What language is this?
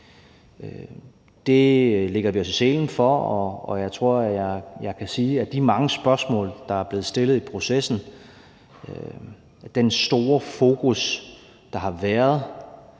Danish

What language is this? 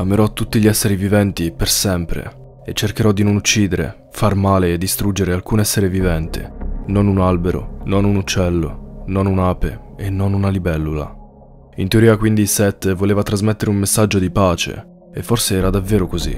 Italian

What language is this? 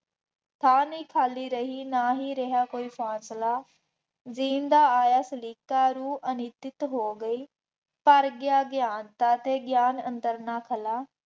Punjabi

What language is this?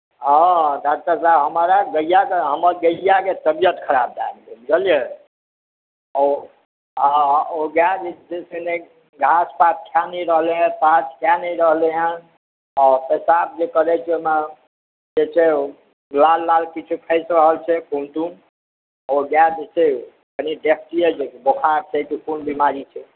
Maithili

